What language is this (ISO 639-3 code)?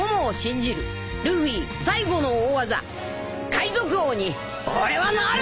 jpn